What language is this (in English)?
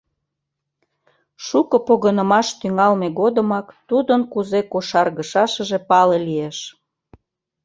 Mari